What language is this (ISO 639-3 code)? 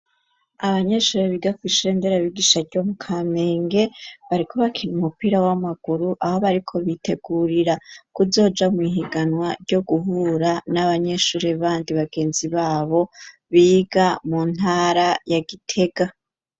run